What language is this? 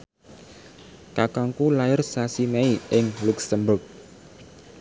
Javanese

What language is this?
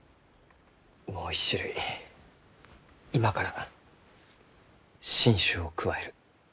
Japanese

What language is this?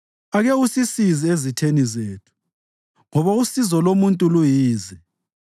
North Ndebele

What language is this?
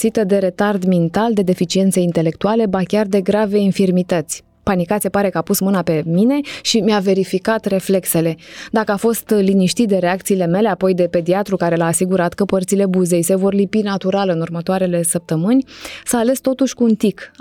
Romanian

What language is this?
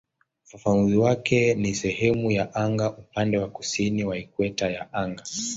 Swahili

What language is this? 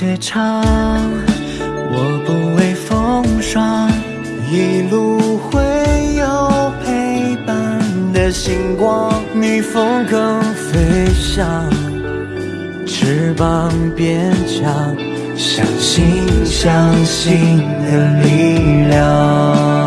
Chinese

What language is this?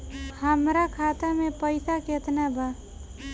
Bhojpuri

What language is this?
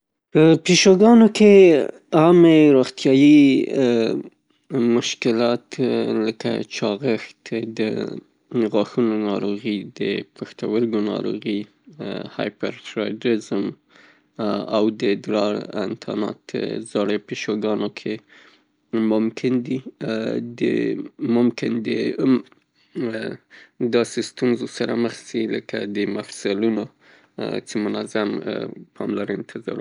Pashto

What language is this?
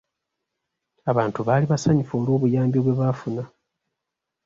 Ganda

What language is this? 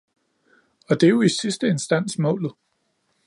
Danish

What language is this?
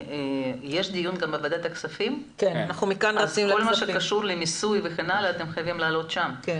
Hebrew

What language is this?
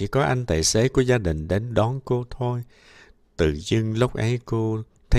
Vietnamese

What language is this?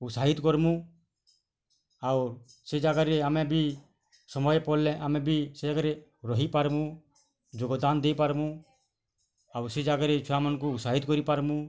Odia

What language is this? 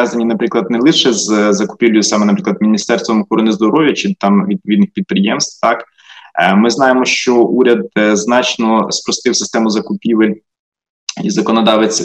Ukrainian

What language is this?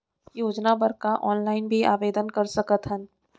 Chhattisgarhi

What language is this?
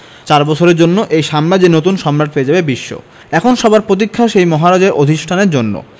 Bangla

